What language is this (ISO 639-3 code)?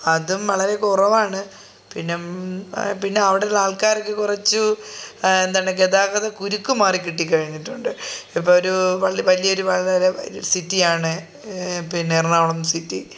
mal